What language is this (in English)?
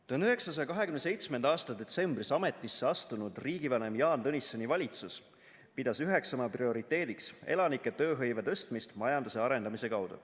Estonian